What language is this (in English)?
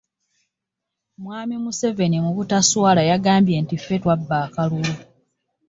Ganda